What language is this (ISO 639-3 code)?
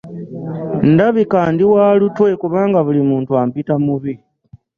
lug